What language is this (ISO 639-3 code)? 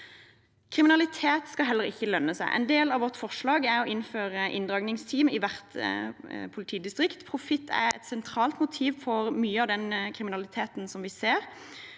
nor